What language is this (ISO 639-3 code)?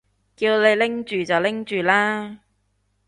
yue